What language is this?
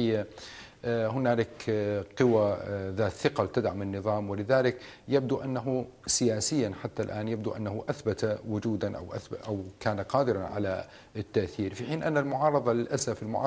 Arabic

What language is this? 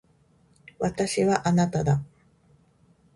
Japanese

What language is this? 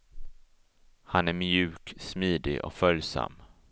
Swedish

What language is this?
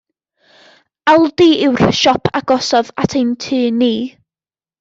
Welsh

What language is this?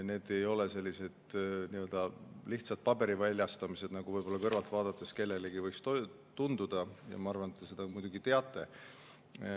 Estonian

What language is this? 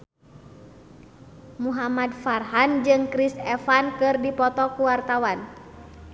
Sundanese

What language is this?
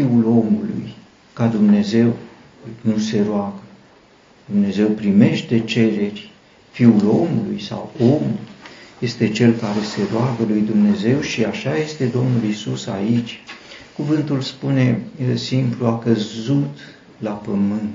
Romanian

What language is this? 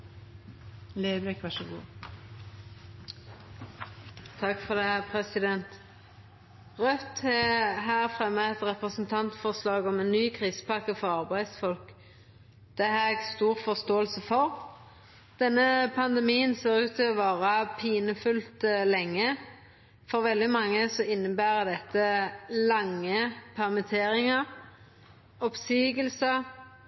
Norwegian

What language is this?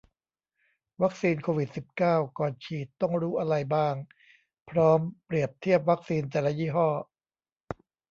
Thai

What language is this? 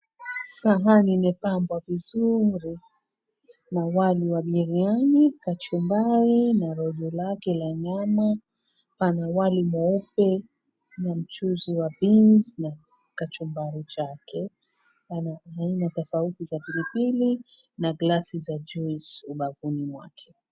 Swahili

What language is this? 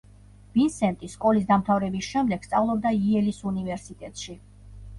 Georgian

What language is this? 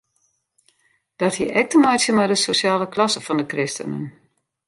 Western Frisian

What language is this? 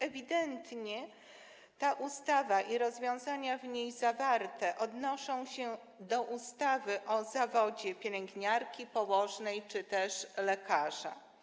Polish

